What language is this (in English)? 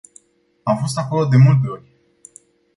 Romanian